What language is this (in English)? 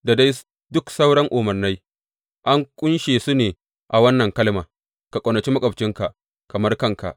Hausa